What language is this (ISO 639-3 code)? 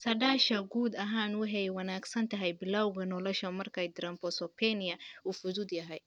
som